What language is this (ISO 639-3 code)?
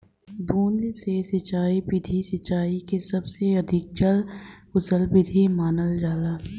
bho